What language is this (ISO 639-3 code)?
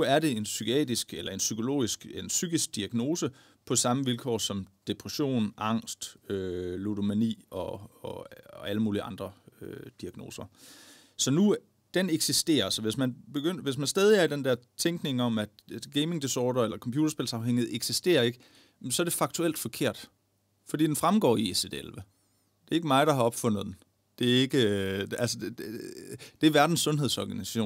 dan